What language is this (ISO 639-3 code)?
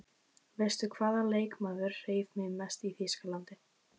isl